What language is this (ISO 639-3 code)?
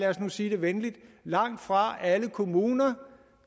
dan